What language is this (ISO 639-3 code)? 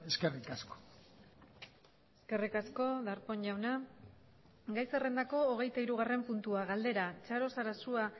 eus